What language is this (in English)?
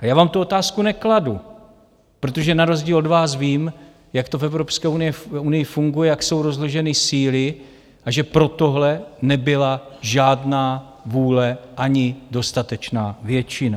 Czech